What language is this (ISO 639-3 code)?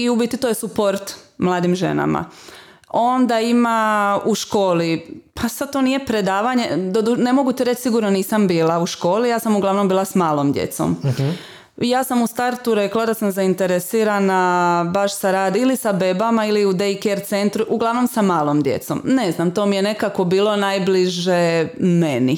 hrv